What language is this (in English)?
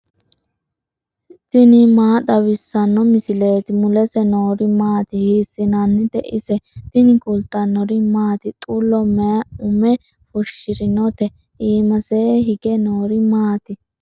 Sidamo